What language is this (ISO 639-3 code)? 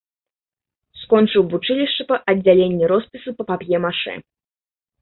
bel